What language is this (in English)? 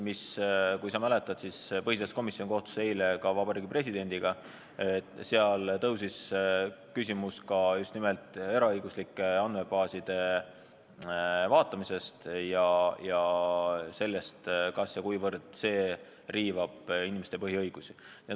Estonian